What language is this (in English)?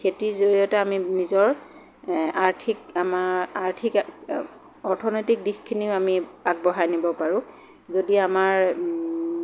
Assamese